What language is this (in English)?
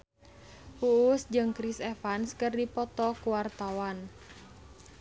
Sundanese